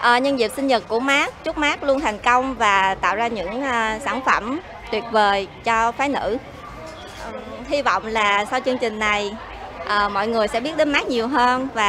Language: Vietnamese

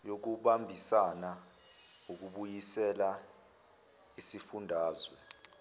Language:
Zulu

